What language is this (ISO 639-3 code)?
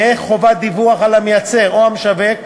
heb